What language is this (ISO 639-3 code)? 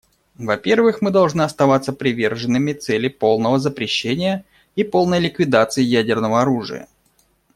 rus